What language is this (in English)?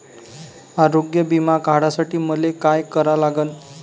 Marathi